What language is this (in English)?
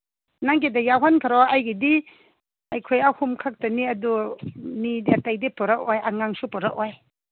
Manipuri